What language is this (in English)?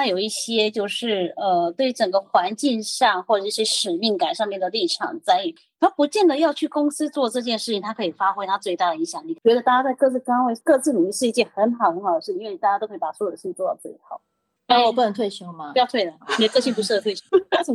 Chinese